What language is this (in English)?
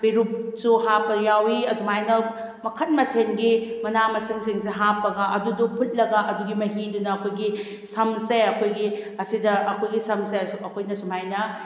Manipuri